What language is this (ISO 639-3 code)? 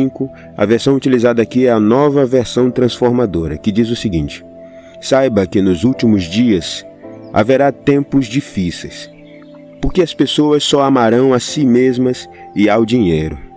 por